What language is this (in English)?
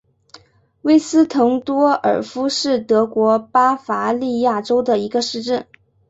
Chinese